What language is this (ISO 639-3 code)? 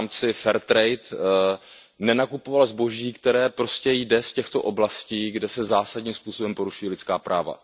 ces